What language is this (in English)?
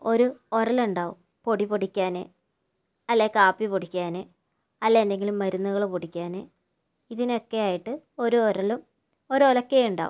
Malayalam